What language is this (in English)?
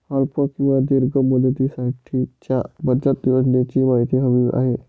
Marathi